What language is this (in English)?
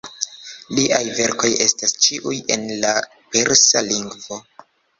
Esperanto